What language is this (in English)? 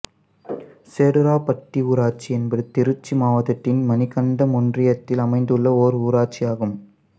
Tamil